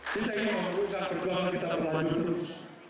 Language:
Indonesian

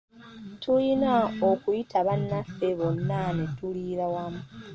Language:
Ganda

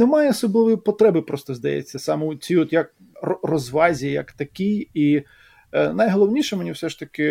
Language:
Ukrainian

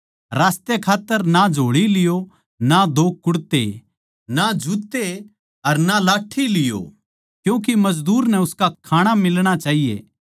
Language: Haryanvi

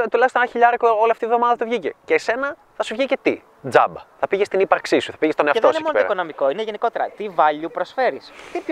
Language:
Greek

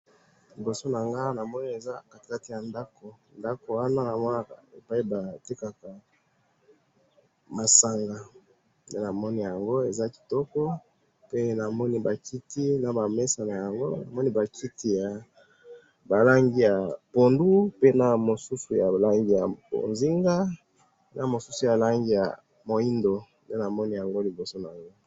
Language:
Lingala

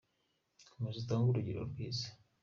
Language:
Kinyarwanda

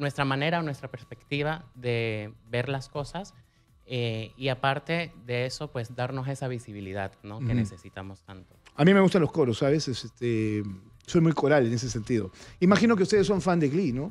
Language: Spanish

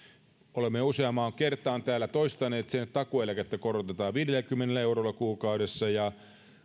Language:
Finnish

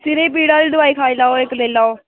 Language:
Dogri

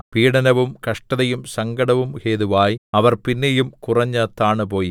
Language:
Malayalam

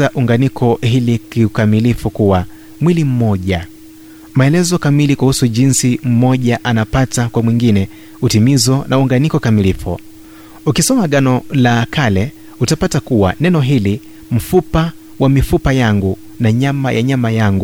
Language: Swahili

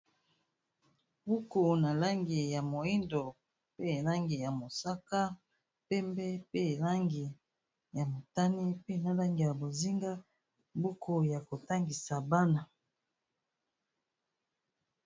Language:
Lingala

